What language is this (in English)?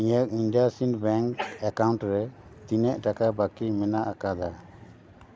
Santali